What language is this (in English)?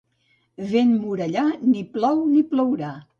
Catalan